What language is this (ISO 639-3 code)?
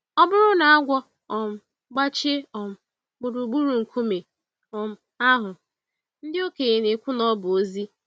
ibo